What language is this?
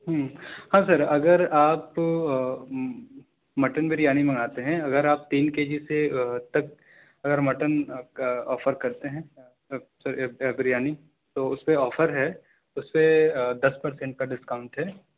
Urdu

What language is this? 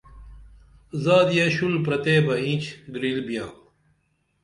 Dameli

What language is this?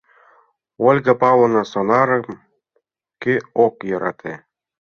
Mari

